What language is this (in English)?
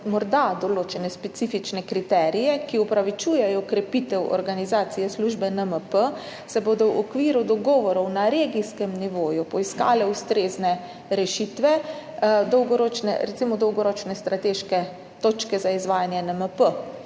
Slovenian